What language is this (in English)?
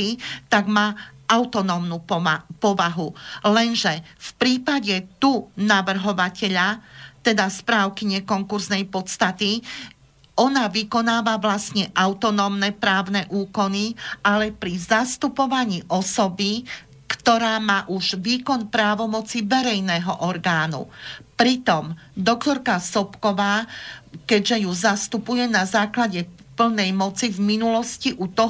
Slovak